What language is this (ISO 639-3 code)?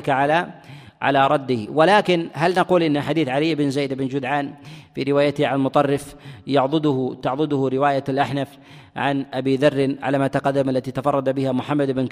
ara